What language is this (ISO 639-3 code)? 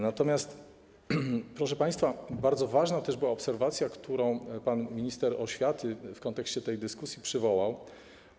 pol